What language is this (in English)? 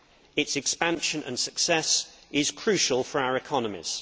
English